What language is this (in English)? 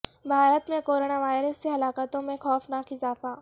Urdu